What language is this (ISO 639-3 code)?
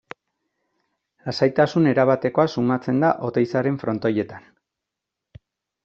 eus